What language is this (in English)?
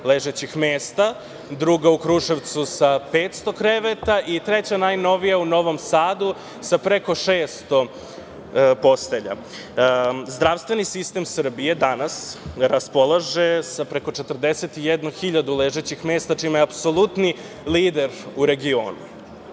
Serbian